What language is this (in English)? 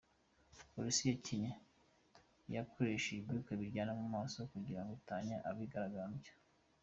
Kinyarwanda